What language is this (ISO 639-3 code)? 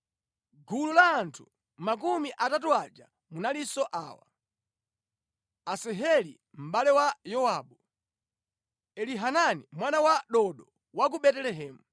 nya